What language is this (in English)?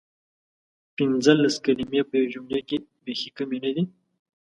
Pashto